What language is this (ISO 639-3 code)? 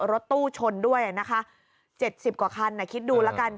tha